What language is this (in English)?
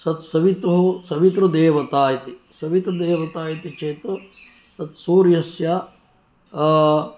Sanskrit